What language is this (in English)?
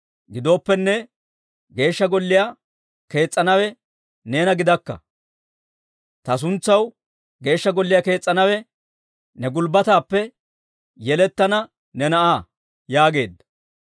Dawro